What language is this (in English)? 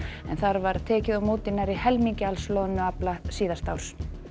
Icelandic